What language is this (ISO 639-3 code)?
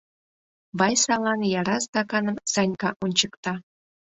chm